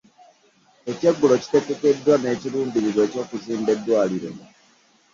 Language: Ganda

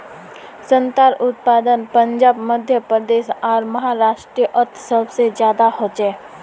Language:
Magahi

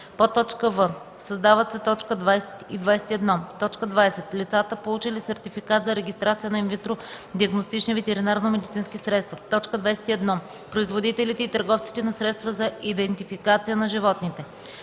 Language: Bulgarian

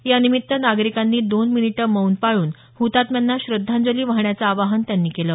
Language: Marathi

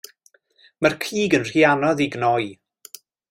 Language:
Welsh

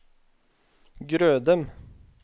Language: Norwegian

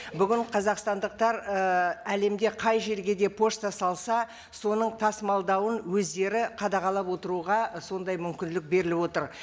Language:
Kazakh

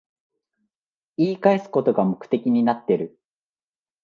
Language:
Japanese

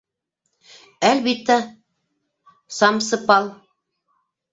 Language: Bashkir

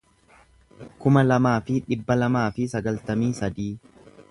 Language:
Oromo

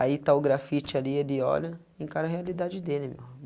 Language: Portuguese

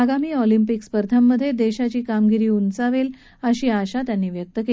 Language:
Marathi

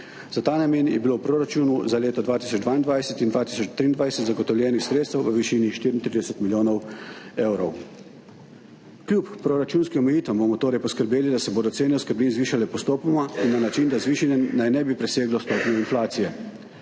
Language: Slovenian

